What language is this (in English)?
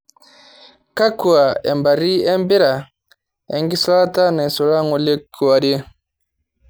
Masai